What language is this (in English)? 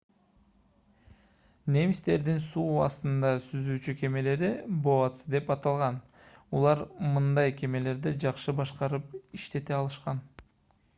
Kyrgyz